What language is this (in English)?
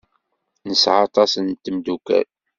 Kabyle